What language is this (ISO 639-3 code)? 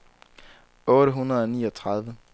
dan